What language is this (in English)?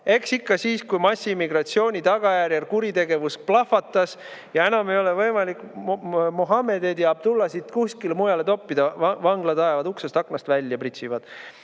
Estonian